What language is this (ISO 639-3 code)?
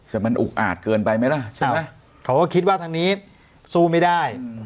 tha